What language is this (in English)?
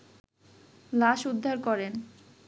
Bangla